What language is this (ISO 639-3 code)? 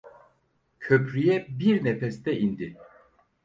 tur